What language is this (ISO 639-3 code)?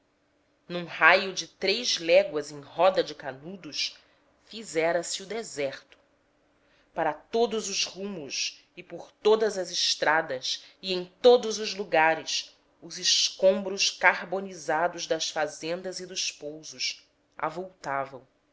por